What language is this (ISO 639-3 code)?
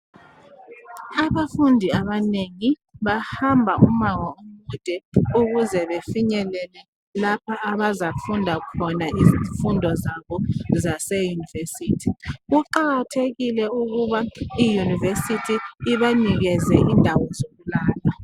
nde